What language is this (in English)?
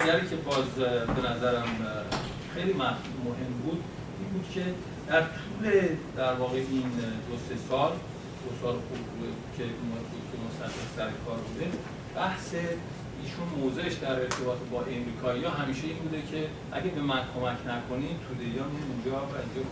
Persian